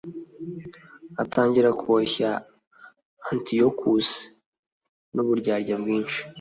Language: Kinyarwanda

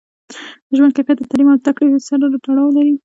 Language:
Pashto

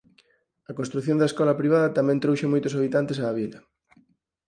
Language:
Galician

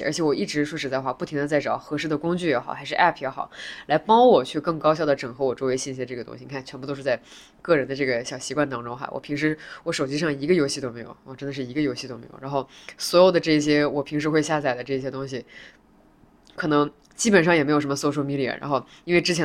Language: Chinese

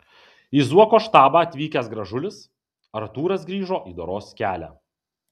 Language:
Lithuanian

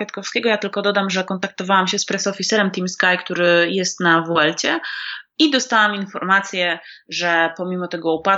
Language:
Polish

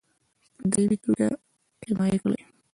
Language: Pashto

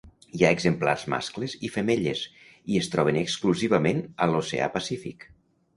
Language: Catalan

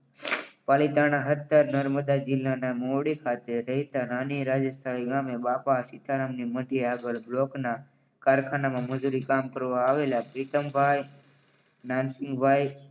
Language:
Gujarati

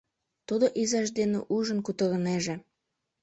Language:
Mari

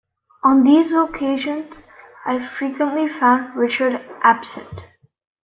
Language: English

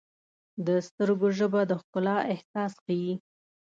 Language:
Pashto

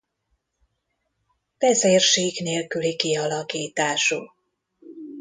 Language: Hungarian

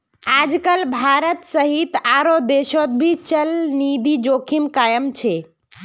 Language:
Magahi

